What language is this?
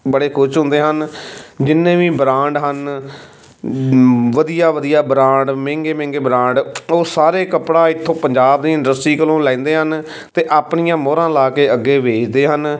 Punjabi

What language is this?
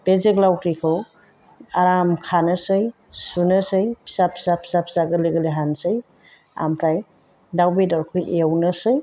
Bodo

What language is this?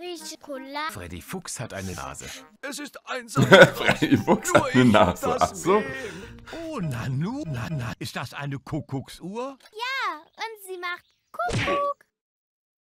German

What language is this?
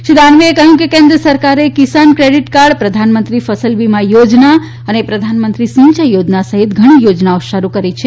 Gujarati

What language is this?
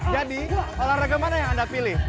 Indonesian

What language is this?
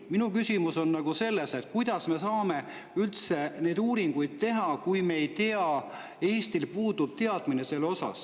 Estonian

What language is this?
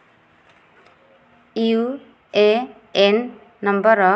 Odia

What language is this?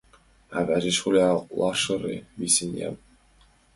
Mari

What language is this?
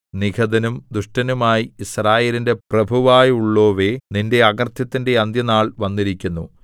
Malayalam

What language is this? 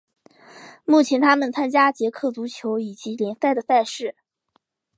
Chinese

